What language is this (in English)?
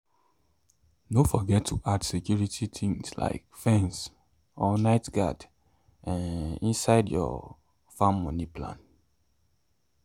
Nigerian Pidgin